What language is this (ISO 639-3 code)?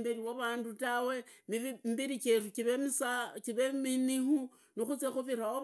ida